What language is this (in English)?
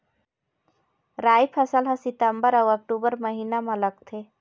Chhattisgarhi